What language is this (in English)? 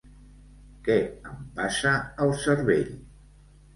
Catalan